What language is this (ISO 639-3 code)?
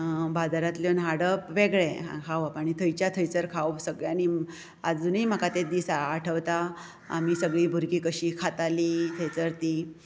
kok